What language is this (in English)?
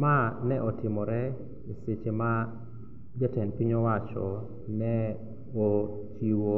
Luo (Kenya and Tanzania)